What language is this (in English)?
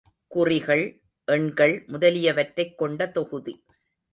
Tamil